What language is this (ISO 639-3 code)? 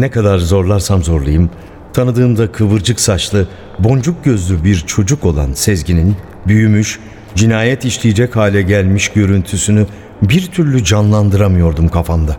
tur